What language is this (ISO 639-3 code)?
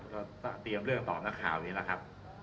tha